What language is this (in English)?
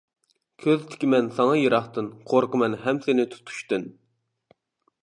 Uyghur